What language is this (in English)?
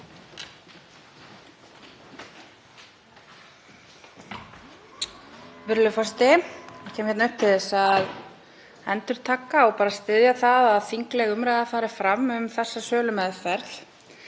Icelandic